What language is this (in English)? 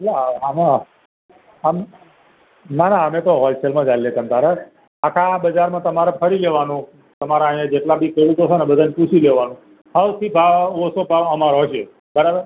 Gujarati